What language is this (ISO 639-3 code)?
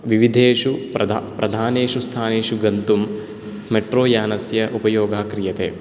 san